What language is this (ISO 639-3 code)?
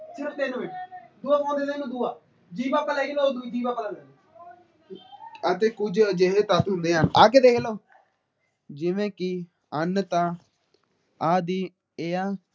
pan